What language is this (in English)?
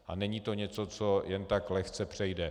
Czech